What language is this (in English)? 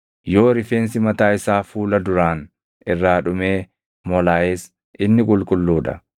Oromo